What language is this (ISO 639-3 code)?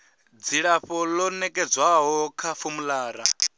ven